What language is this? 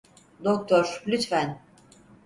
Turkish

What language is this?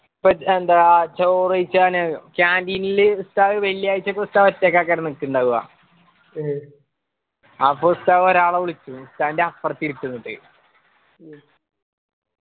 Malayalam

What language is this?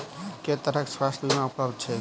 Maithili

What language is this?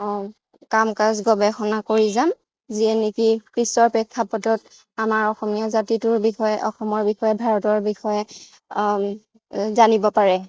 Assamese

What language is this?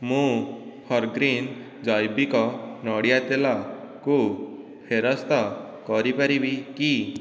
Odia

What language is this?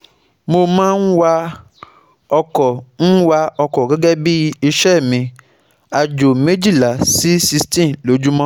Yoruba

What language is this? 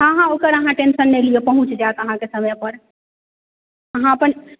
Maithili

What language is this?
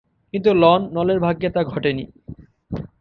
Bangla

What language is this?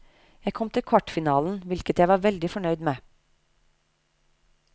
Norwegian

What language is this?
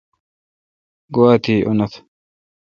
Kalkoti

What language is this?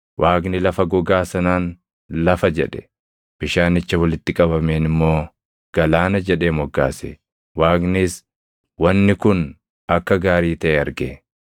Oromo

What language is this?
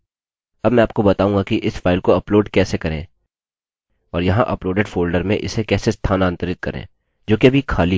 Hindi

